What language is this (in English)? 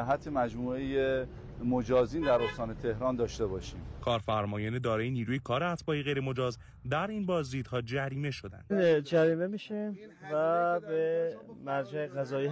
Persian